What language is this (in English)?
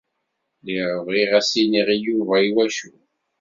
Kabyle